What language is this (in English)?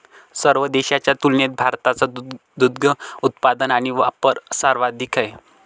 Marathi